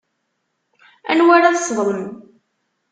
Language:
Kabyle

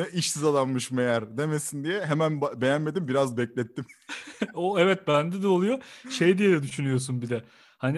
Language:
Turkish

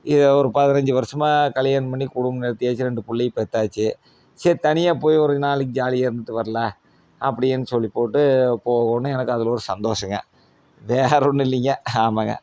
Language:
Tamil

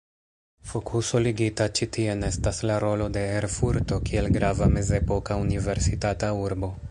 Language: Esperanto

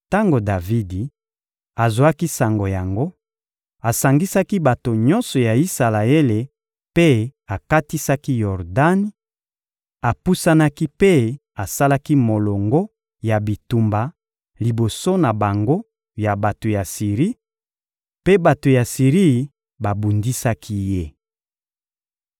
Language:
Lingala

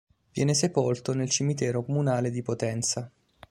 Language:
Italian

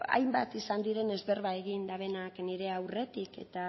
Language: Basque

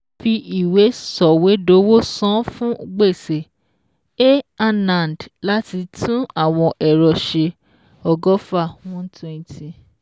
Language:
Yoruba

